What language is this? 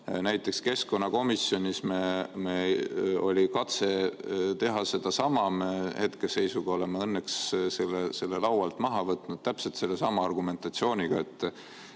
Estonian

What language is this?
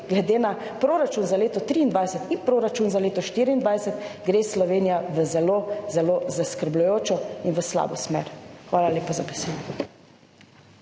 Slovenian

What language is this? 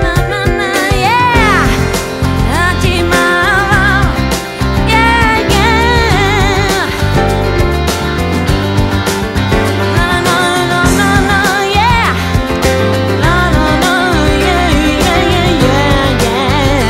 Slovak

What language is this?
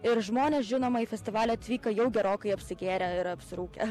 Lithuanian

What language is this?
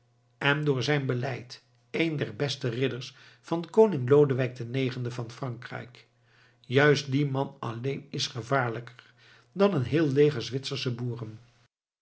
Dutch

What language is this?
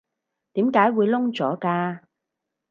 Cantonese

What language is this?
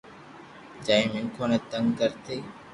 Loarki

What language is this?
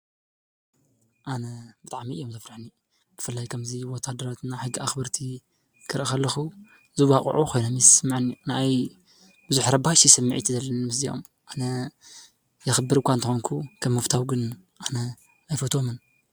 Tigrinya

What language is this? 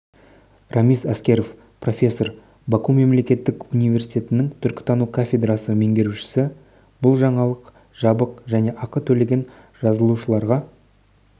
Kazakh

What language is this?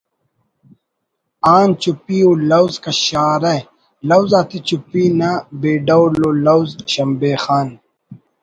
Brahui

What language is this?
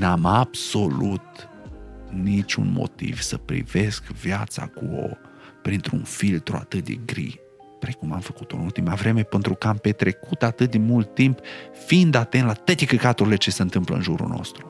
Romanian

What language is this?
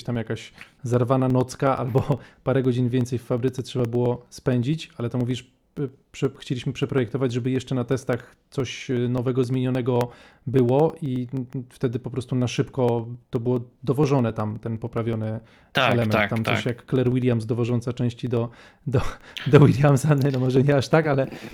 Polish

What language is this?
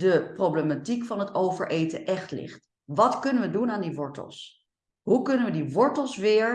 Dutch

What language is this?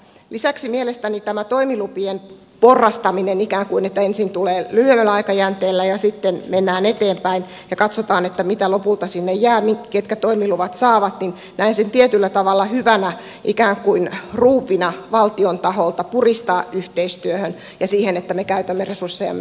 Finnish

